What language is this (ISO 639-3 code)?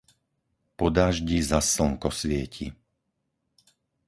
slk